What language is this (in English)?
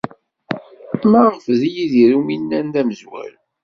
Kabyle